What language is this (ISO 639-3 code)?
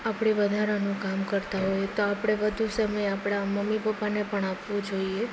guj